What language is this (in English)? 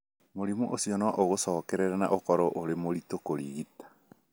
Kikuyu